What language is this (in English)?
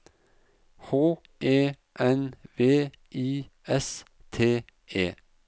Norwegian